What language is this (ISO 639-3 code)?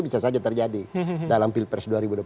ind